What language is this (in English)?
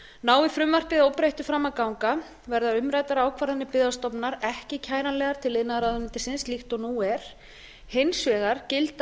Icelandic